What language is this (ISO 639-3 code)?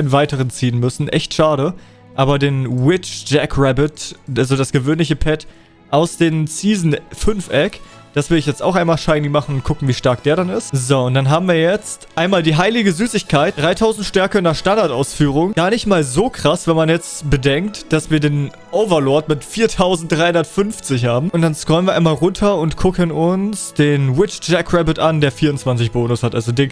deu